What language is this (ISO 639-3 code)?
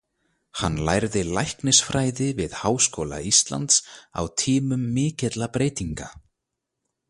isl